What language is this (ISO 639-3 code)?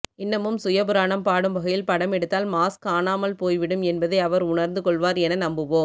tam